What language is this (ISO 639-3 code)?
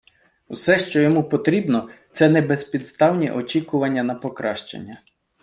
ukr